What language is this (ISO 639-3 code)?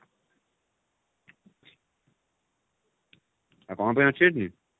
ori